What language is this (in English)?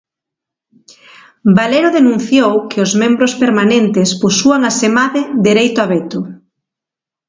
Galician